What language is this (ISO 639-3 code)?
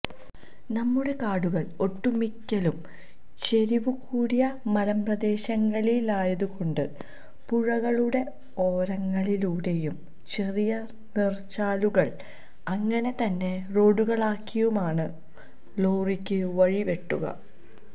mal